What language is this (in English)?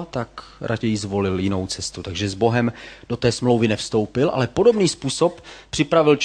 Czech